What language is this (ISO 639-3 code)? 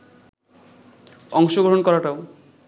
ben